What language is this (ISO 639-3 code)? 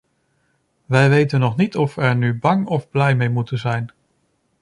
nld